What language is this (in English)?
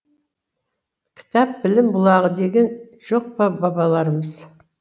Kazakh